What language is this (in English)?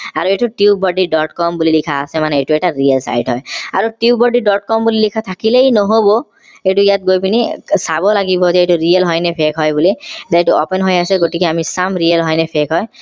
Assamese